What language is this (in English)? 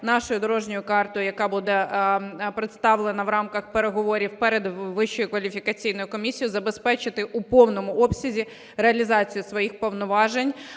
Ukrainian